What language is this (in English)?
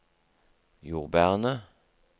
Norwegian